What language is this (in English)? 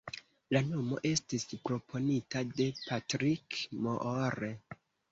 Esperanto